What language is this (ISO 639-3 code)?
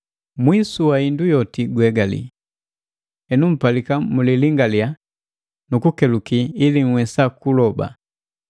mgv